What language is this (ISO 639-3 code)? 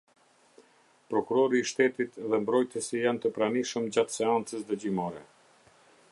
sqi